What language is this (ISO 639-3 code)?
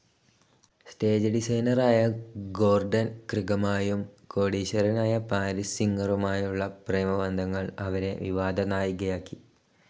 mal